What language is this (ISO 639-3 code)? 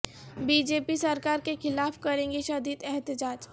urd